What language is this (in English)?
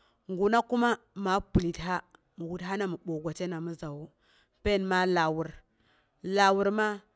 Boghom